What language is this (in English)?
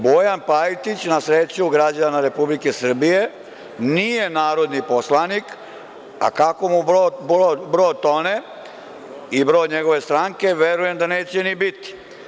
Serbian